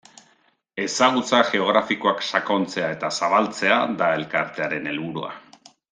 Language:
Basque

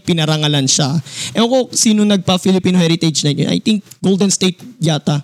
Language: Filipino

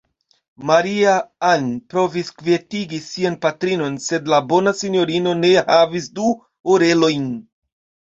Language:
Esperanto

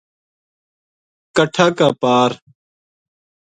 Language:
Gujari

